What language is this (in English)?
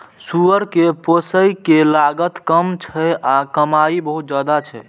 Maithili